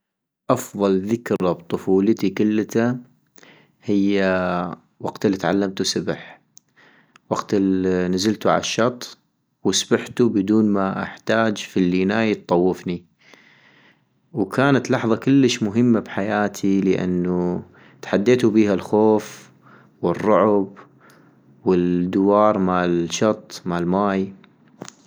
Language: North Mesopotamian Arabic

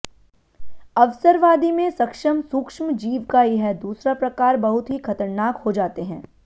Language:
Hindi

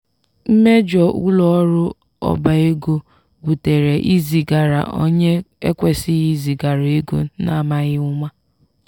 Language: Igbo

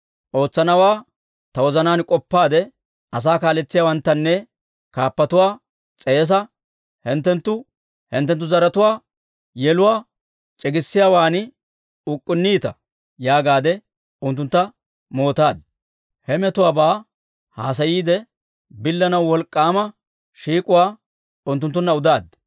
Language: Dawro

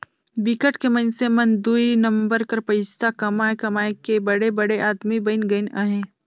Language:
Chhattisgarhi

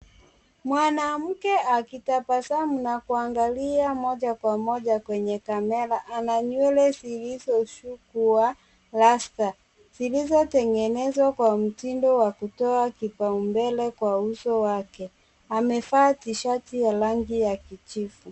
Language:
Swahili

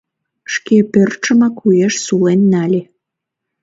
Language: Mari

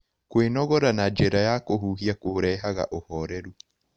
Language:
Kikuyu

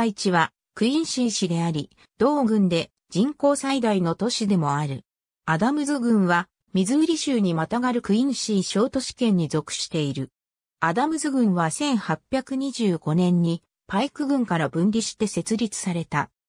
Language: Japanese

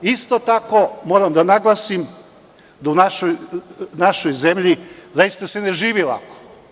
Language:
Serbian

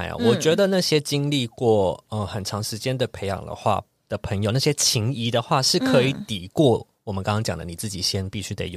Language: Chinese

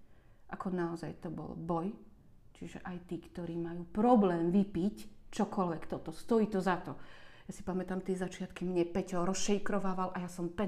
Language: Slovak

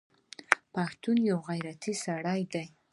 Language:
Pashto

